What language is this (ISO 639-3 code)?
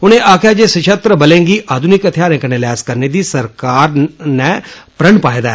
doi